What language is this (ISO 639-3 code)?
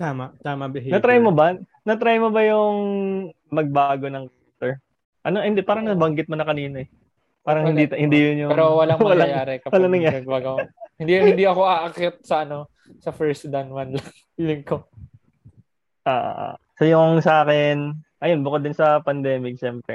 fil